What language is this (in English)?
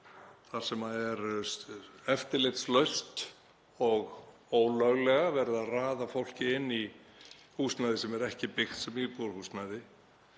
Icelandic